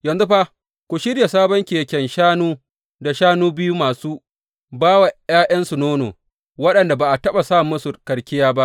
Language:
Hausa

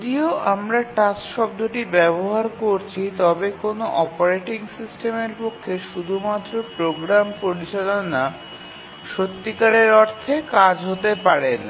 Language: Bangla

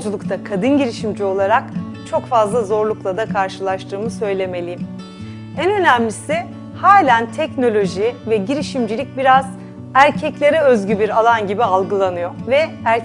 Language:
Turkish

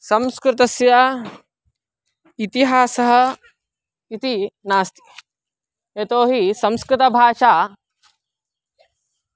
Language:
Sanskrit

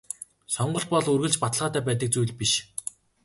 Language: Mongolian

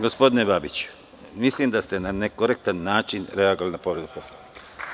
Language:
Serbian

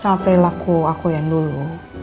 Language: Indonesian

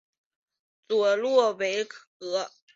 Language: Chinese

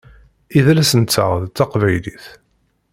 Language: Kabyle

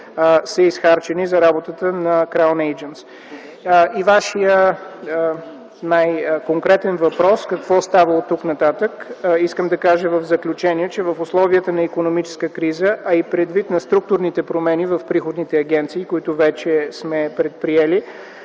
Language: Bulgarian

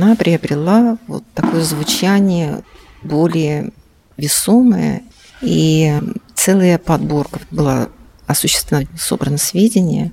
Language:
Russian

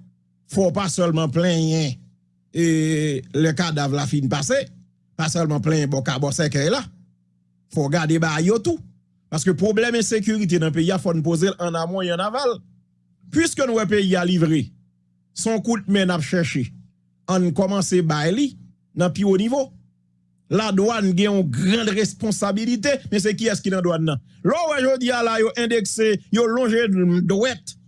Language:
French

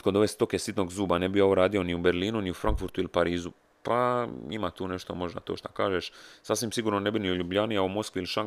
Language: Croatian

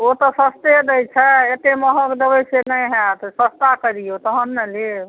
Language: Maithili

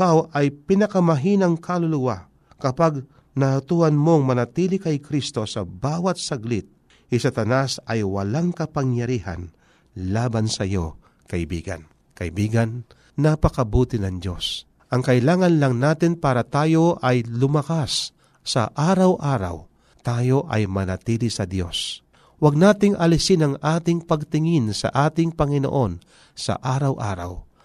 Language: Filipino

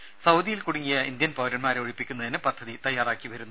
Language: Malayalam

